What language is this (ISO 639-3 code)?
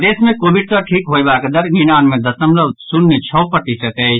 mai